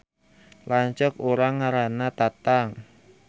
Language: Sundanese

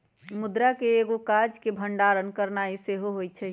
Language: Magahi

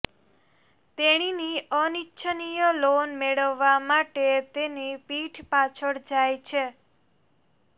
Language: Gujarati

